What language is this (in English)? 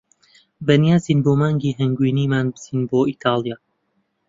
Central Kurdish